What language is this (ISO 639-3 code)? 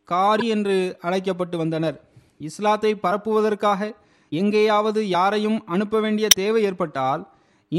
tam